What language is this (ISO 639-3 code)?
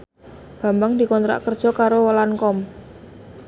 jav